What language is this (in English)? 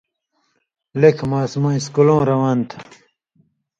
Indus Kohistani